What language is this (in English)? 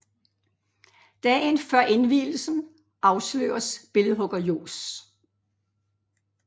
Danish